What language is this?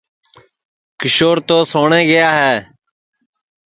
Sansi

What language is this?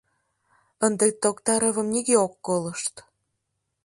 Mari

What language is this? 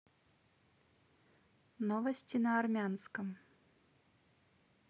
Russian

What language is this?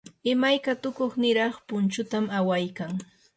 Yanahuanca Pasco Quechua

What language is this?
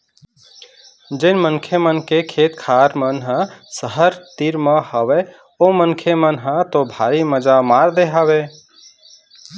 Chhattisgarhi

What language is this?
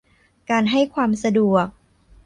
Thai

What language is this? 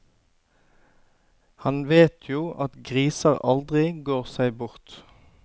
Norwegian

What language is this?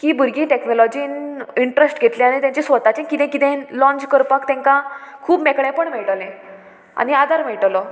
Konkani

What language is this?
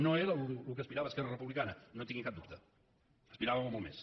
Catalan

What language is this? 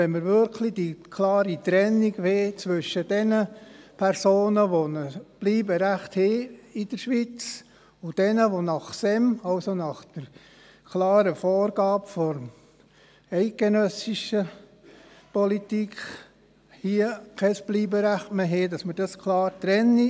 Swiss German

